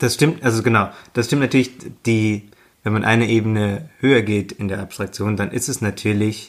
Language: German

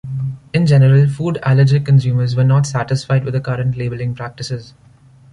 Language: English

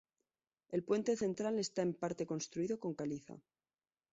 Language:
Spanish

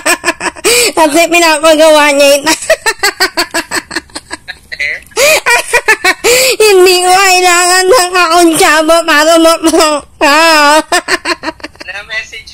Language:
Filipino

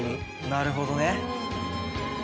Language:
Japanese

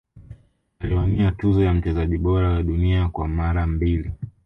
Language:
Swahili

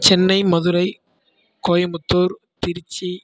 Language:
Tamil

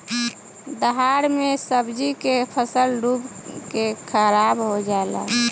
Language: Bhojpuri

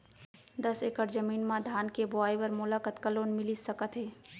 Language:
Chhattisgarhi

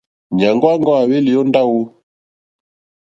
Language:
Mokpwe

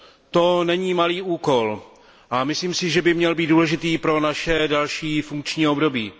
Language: Czech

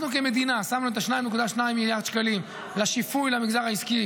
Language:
Hebrew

